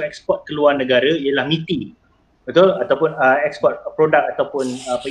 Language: Malay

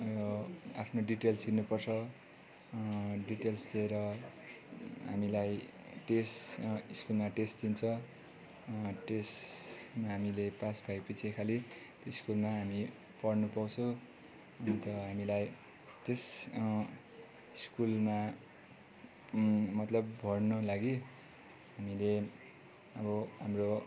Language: Nepali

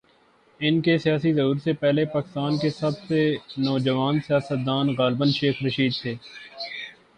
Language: Urdu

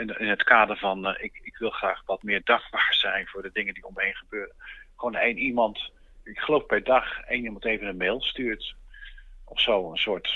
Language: Dutch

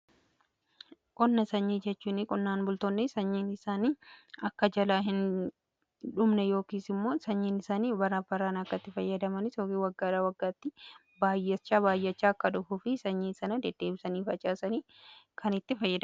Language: Oromo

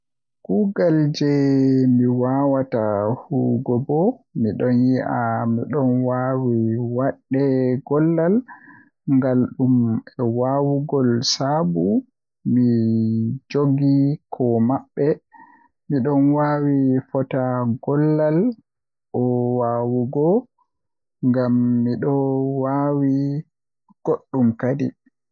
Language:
Western Niger Fulfulde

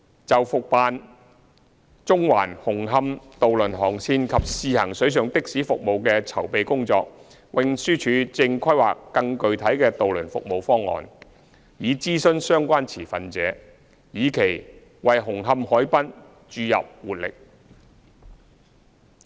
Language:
Cantonese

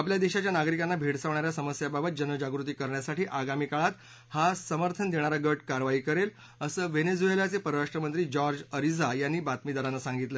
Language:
Marathi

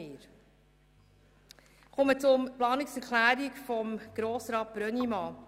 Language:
Swiss German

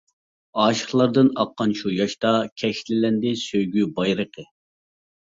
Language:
Uyghur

